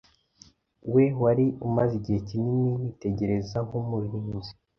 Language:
Kinyarwanda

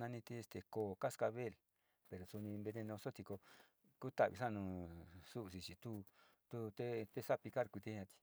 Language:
Sinicahua Mixtec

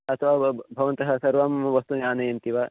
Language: Sanskrit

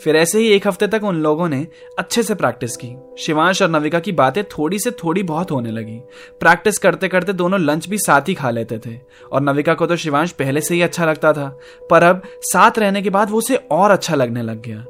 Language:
Hindi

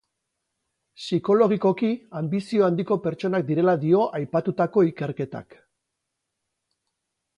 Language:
Basque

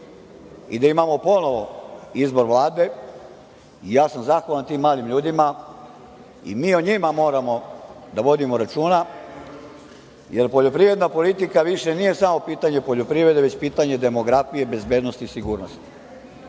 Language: Serbian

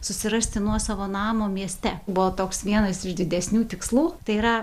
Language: Lithuanian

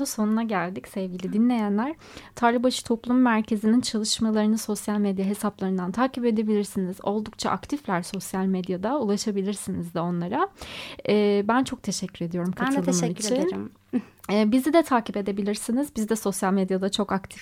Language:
Turkish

